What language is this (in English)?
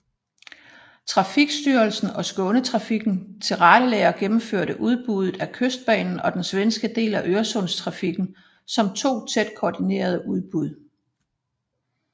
Danish